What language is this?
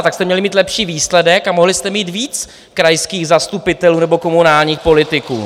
Czech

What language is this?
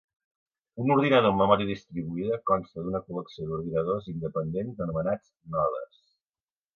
Catalan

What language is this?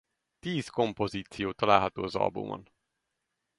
Hungarian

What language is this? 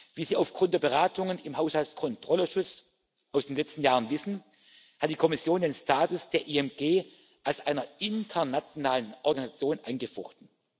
German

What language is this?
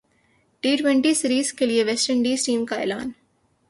Urdu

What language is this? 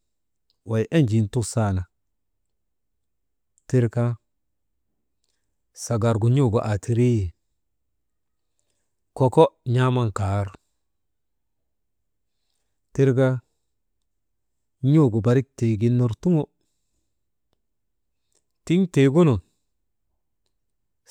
Maba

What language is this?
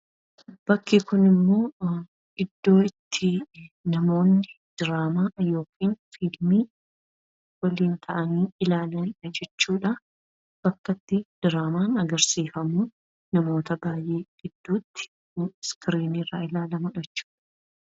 Oromo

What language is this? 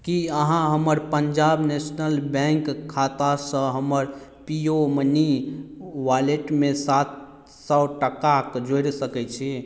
Maithili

